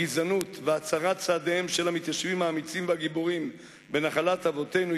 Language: Hebrew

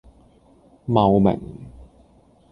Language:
Cantonese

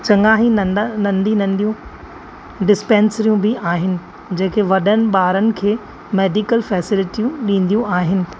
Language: Sindhi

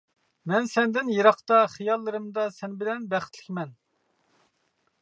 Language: Uyghur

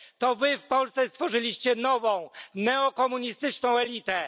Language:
Polish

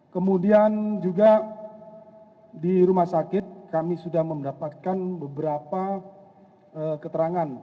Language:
Indonesian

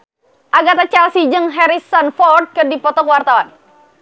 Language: Sundanese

